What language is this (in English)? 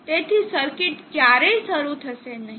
Gujarati